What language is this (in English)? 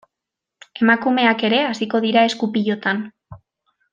Basque